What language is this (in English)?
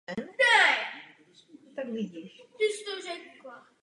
Czech